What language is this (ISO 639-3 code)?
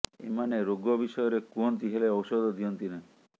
ori